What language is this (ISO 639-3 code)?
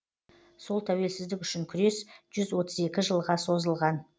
kaz